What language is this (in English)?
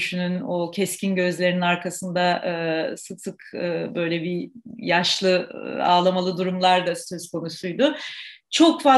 Turkish